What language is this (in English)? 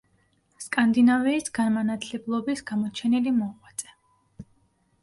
Georgian